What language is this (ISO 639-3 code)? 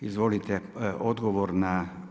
hrv